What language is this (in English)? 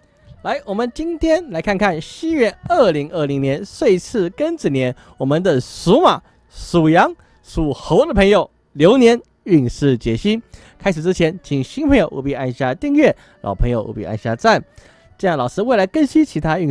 Chinese